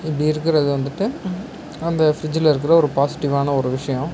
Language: Tamil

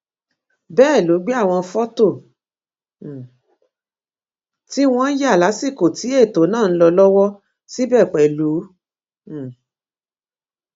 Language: Yoruba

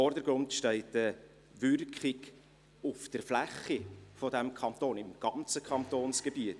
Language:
Swiss German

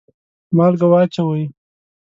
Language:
Pashto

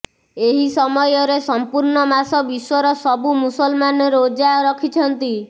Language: Odia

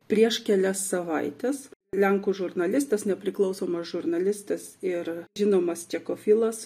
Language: Lithuanian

